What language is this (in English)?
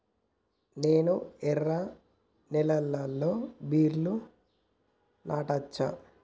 Telugu